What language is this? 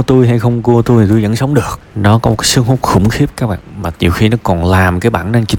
Vietnamese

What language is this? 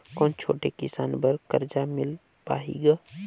Chhattisgarhi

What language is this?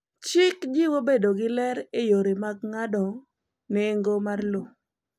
Luo (Kenya and Tanzania)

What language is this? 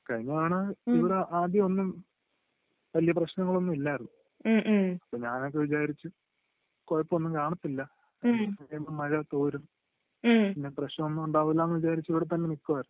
Malayalam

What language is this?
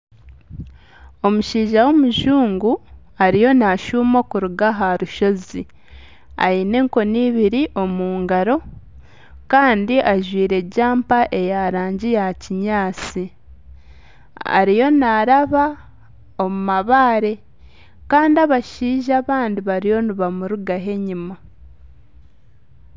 Nyankole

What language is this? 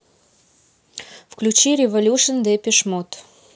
Russian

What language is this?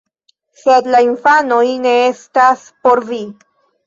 Esperanto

